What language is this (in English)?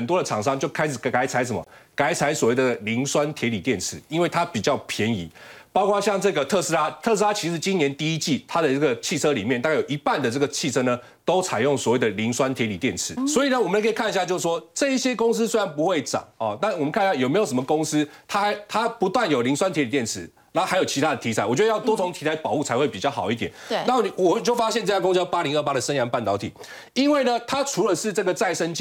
Chinese